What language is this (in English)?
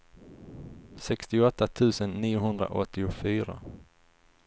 Swedish